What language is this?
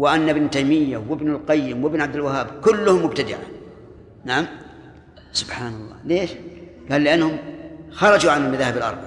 Arabic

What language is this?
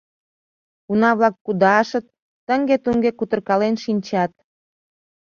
Mari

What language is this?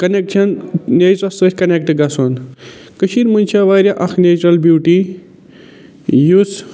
Kashmiri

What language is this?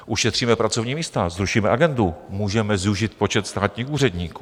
Czech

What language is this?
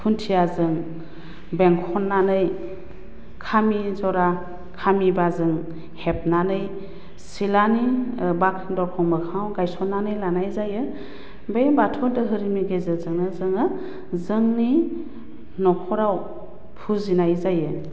Bodo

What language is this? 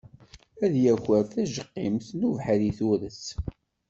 Kabyle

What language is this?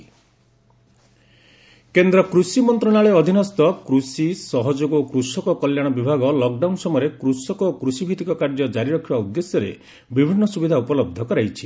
Odia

